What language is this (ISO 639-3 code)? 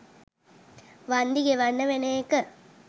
sin